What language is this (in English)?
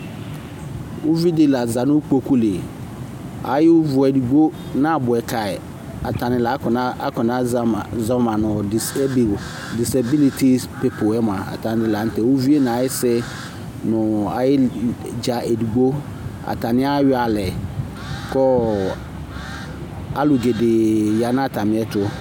Ikposo